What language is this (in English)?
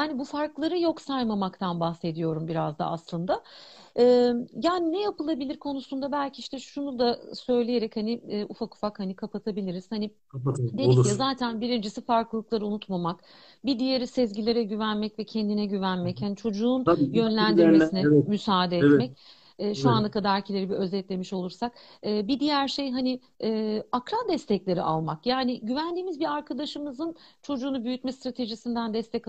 Turkish